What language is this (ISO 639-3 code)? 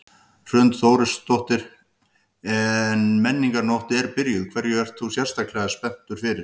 isl